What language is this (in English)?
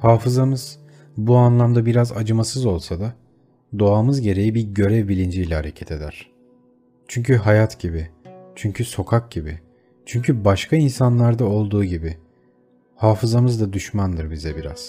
Turkish